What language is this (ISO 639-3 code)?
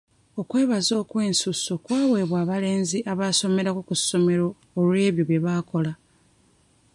lug